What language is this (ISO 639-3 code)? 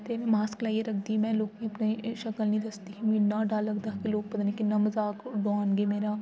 doi